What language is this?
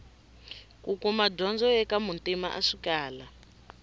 Tsonga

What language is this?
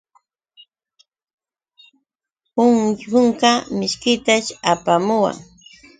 Yauyos Quechua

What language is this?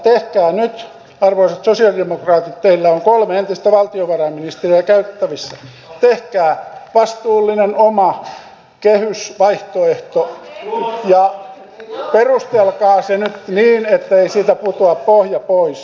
Finnish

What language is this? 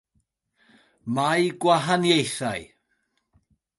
Welsh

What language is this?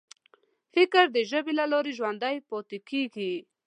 Pashto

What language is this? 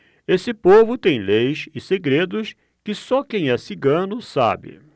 Portuguese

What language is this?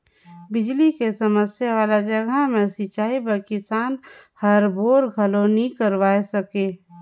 Chhattisgarhi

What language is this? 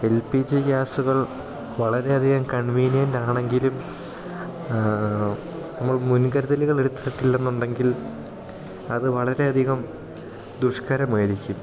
Malayalam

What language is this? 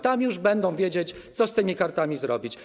Polish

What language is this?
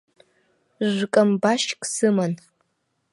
Abkhazian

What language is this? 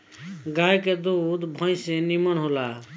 Bhojpuri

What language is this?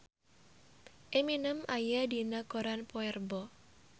Sundanese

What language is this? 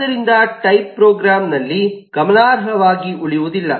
Kannada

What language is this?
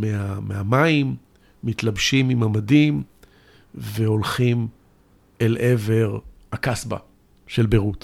Hebrew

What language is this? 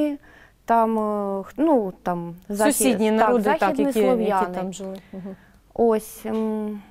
Ukrainian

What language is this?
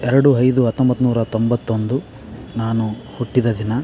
Kannada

